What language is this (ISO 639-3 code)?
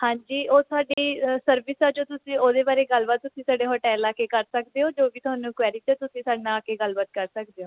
pan